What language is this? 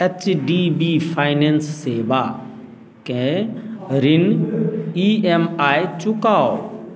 Maithili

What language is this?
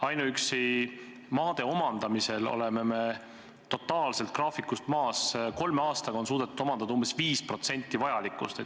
Estonian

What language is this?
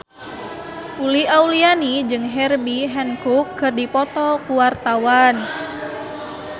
Sundanese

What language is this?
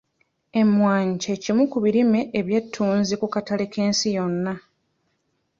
Ganda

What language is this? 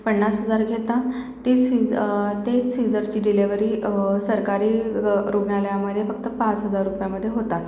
Marathi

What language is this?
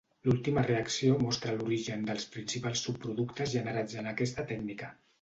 Catalan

